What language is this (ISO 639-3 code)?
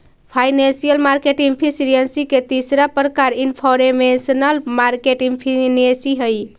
mag